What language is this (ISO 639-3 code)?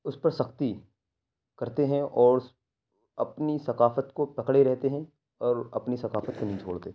urd